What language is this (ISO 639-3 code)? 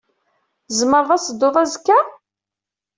kab